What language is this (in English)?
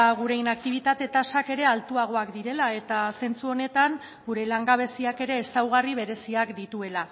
Basque